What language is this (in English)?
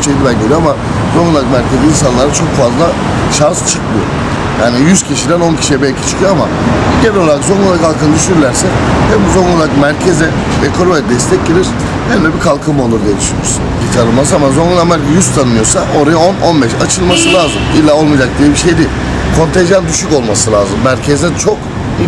Turkish